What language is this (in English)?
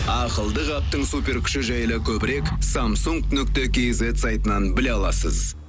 Kazakh